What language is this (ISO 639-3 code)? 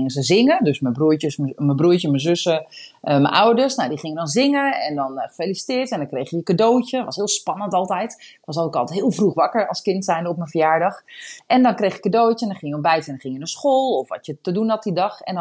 nld